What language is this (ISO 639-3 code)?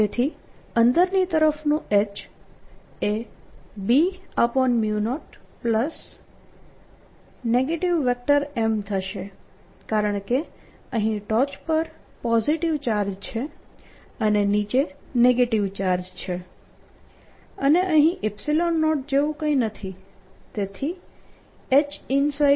guj